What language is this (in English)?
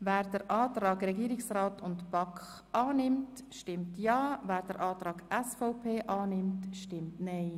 Swiss German